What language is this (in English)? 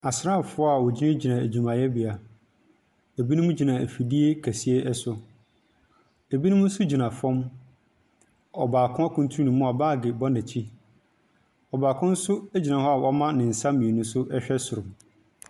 Akan